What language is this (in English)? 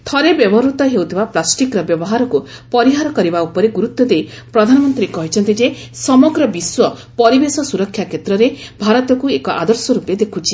Odia